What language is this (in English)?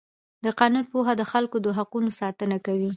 Pashto